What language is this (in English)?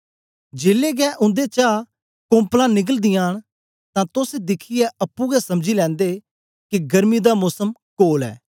Dogri